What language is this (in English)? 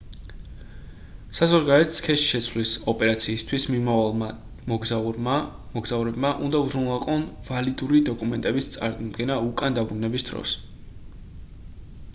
Georgian